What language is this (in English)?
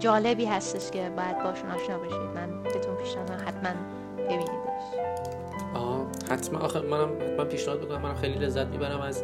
Persian